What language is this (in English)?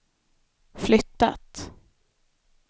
Swedish